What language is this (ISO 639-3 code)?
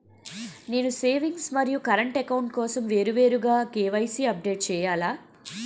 tel